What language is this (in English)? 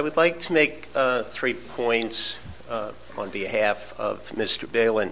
English